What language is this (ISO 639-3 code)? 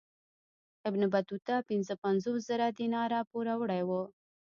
pus